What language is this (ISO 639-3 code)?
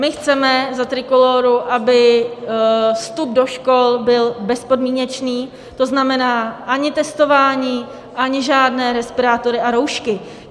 ces